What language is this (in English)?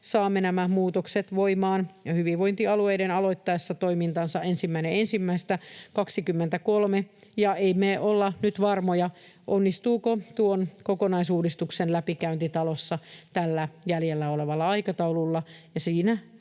Finnish